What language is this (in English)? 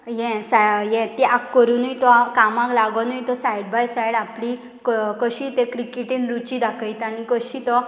Konkani